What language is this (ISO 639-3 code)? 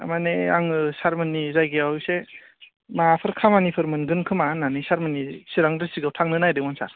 brx